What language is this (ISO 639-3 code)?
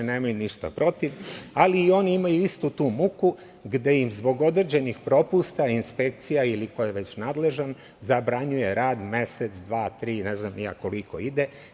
srp